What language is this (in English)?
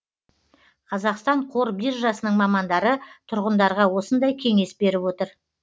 Kazakh